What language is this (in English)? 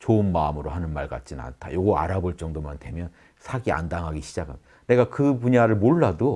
Korean